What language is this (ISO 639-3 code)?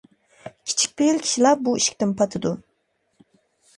uig